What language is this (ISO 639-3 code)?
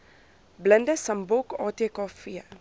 afr